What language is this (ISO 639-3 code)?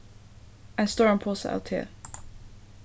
fao